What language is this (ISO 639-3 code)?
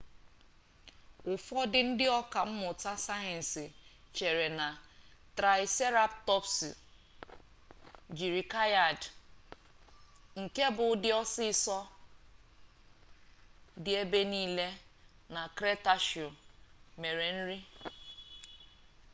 ibo